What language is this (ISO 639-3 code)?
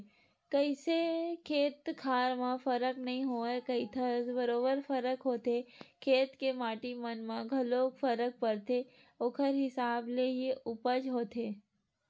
hne